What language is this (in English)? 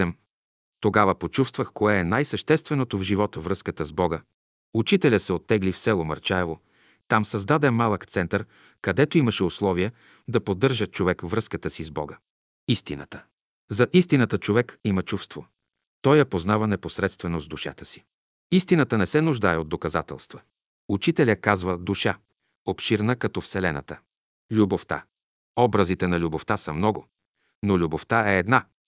Bulgarian